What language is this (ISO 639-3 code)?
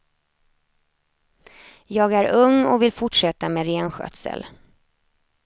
swe